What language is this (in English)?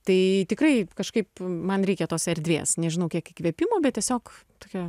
Lithuanian